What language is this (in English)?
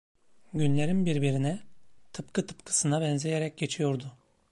Turkish